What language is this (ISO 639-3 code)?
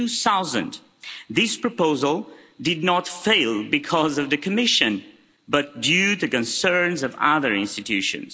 eng